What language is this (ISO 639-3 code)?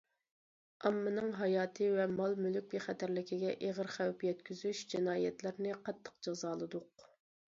uig